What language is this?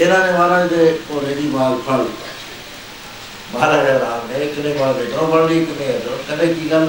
Punjabi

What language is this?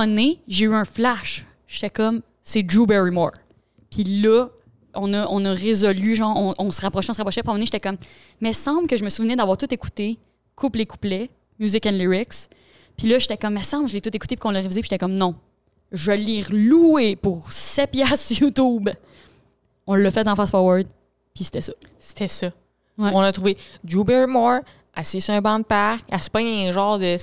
French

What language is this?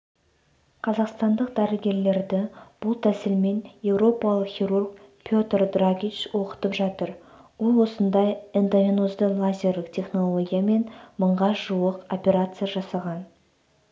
Kazakh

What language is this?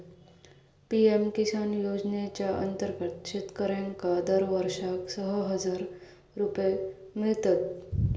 Marathi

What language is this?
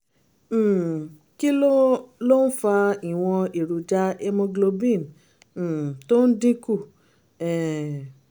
Yoruba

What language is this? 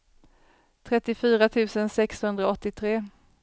Swedish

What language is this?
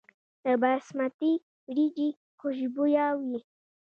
Pashto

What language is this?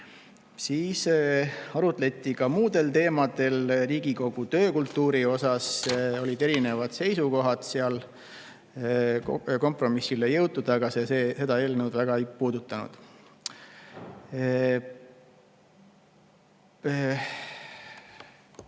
Estonian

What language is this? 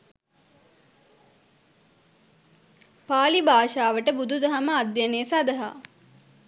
Sinhala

